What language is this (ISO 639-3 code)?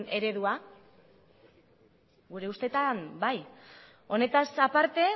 eus